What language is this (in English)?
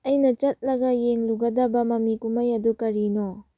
Manipuri